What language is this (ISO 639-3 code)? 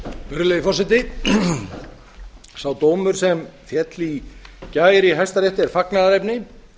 isl